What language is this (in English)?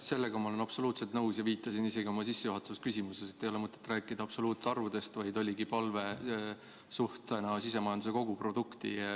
Estonian